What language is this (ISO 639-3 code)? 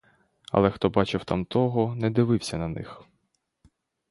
ukr